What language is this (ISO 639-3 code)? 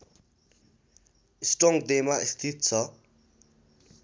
nep